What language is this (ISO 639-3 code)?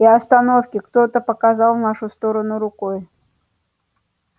rus